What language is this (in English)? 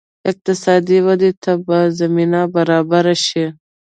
Pashto